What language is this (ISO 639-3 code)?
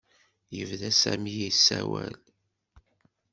kab